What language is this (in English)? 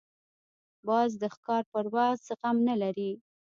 Pashto